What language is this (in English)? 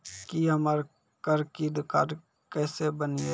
Maithili